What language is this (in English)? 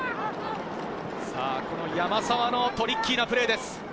Japanese